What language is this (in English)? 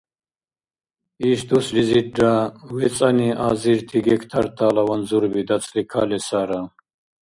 Dargwa